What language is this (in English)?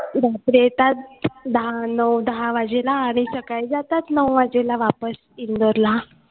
Marathi